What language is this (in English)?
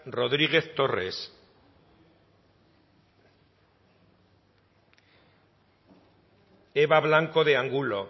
Basque